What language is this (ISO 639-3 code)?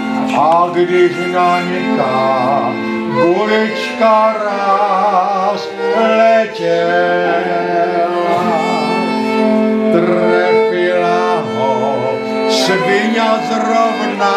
ell